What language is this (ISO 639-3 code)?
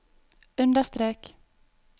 nor